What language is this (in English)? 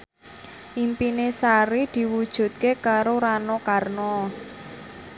Javanese